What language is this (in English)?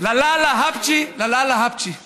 Hebrew